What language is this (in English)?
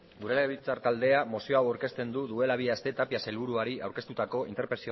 Basque